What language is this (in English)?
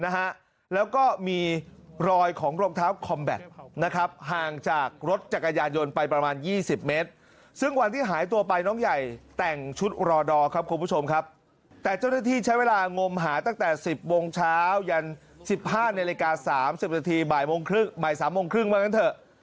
Thai